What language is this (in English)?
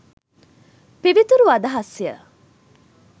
Sinhala